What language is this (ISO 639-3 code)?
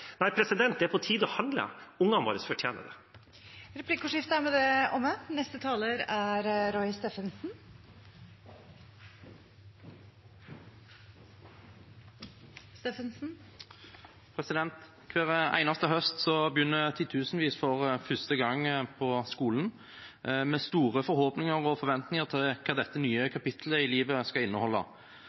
nor